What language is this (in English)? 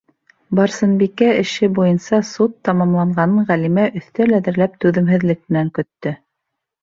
Bashkir